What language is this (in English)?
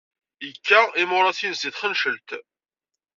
Kabyle